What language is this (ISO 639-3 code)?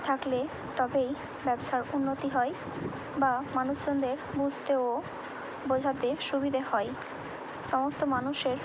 ben